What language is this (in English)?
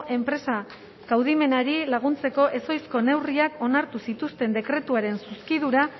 Basque